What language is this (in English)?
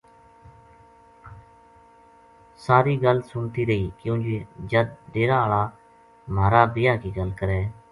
Gujari